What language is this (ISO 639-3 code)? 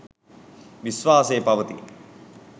sin